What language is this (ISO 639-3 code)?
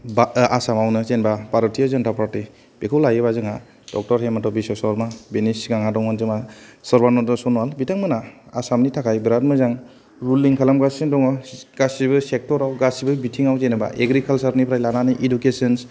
brx